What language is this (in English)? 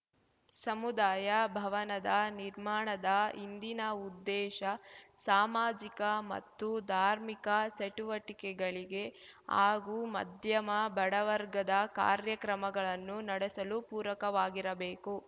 Kannada